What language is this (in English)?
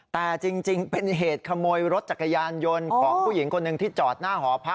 Thai